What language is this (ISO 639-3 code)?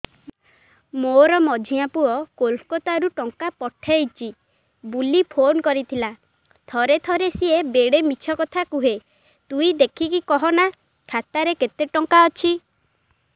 ori